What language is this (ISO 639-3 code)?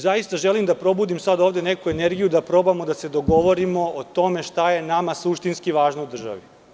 srp